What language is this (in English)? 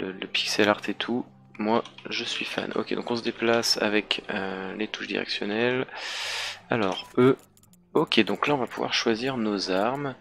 French